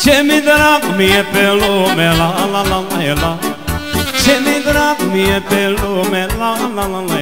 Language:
Romanian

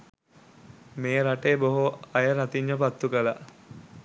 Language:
Sinhala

